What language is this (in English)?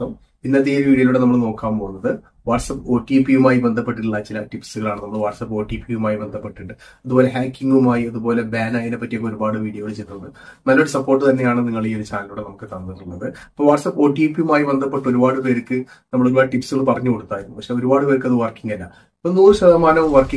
Malayalam